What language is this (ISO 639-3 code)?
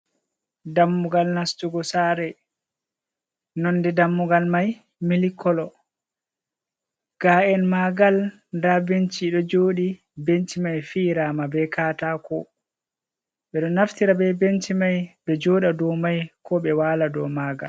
ful